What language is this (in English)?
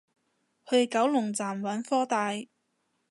Cantonese